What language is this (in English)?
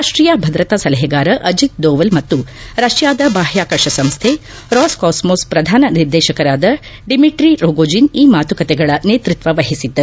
Kannada